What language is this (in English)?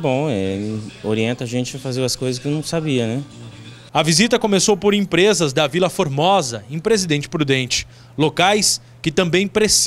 Portuguese